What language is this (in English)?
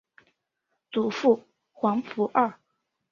Chinese